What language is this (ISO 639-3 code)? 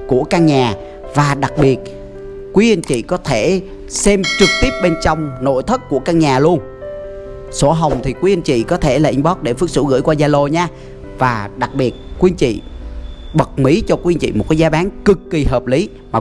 vie